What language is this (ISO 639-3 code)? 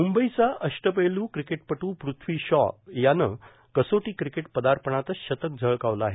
mar